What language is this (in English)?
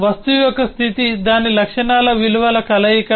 Telugu